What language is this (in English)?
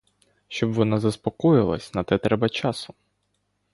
Ukrainian